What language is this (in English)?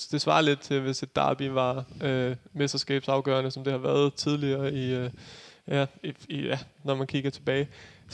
Danish